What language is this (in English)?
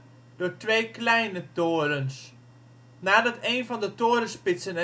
Dutch